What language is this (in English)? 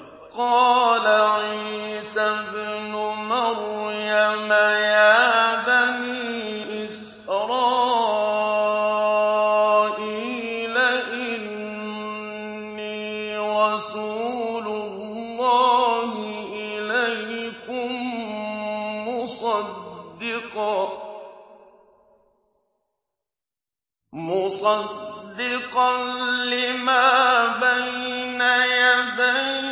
Arabic